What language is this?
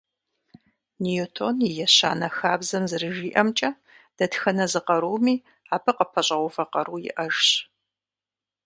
Kabardian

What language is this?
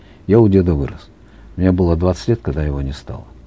Kazakh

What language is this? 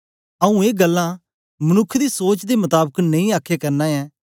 Dogri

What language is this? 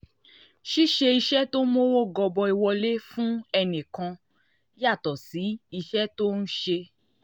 Yoruba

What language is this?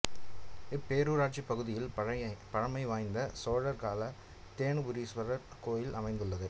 Tamil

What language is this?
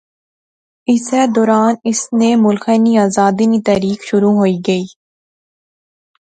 Pahari-Potwari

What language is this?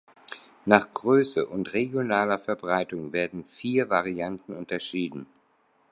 German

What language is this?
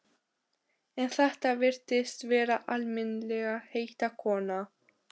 Icelandic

